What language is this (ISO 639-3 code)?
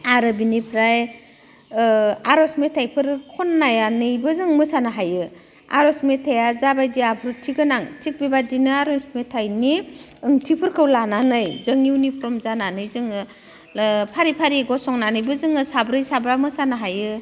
brx